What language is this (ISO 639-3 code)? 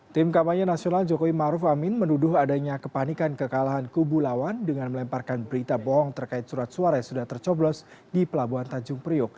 ind